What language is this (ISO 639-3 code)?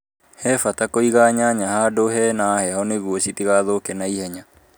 kik